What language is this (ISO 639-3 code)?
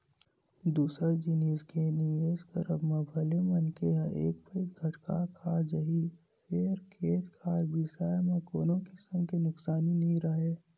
hne